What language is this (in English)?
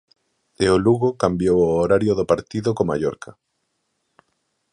Galician